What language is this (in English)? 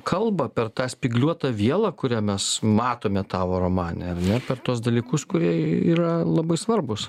Lithuanian